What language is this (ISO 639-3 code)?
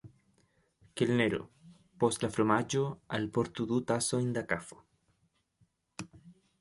epo